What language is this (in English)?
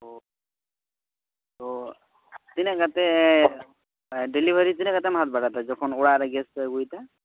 Santali